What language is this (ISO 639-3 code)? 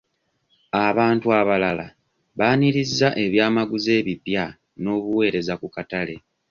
lug